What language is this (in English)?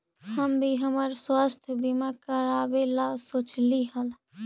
Magahi